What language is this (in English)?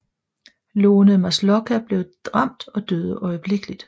Danish